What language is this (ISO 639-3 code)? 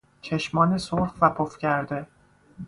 fas